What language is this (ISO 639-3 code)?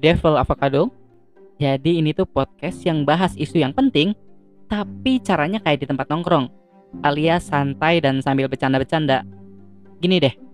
ind